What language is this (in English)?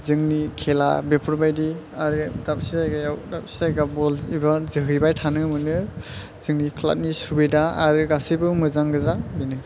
Bodo